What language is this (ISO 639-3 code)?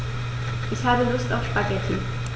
deu